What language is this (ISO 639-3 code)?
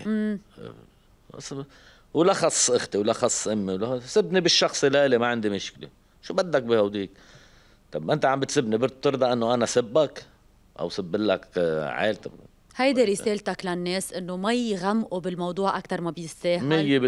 ara